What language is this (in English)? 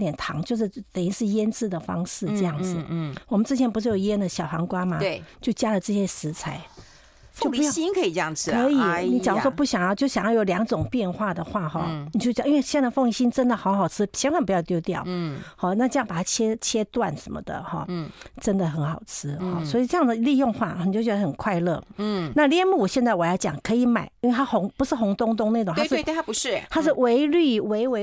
Chinese